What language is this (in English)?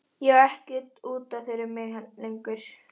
Icelandic